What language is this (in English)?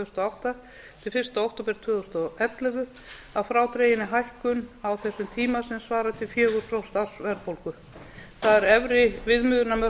Icelandic